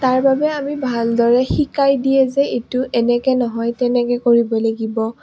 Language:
Assamese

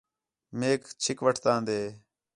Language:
Khetrani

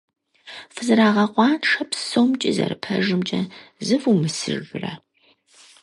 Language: Kabardian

